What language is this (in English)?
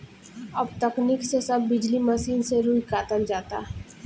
Bhojpuri